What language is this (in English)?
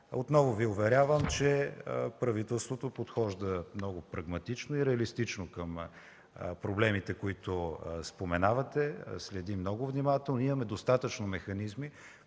Bulgarian